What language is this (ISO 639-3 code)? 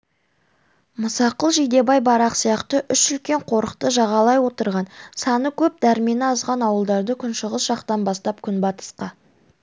kaz